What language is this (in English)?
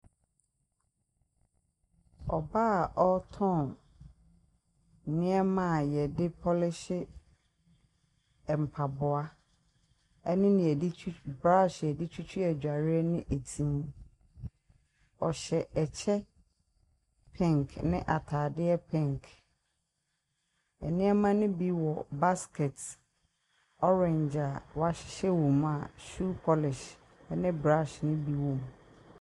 Akan